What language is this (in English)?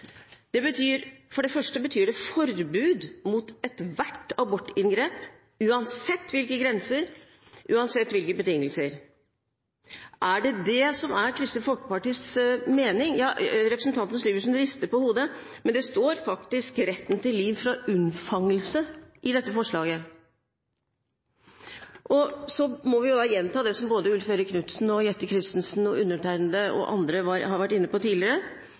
Norwegian Bokmål